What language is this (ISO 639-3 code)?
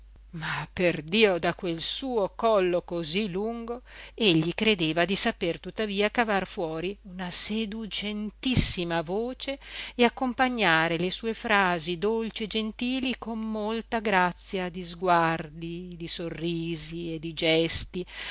ita